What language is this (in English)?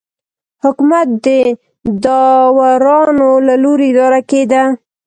Pashto